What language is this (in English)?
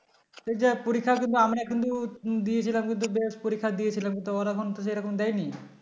Bangla